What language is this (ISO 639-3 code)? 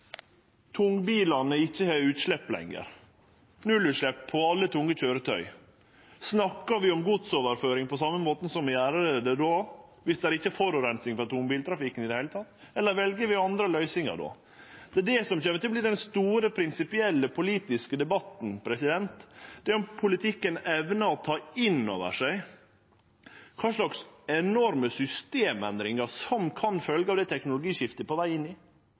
nno